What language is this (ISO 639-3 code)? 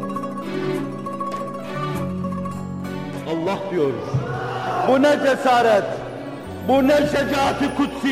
tur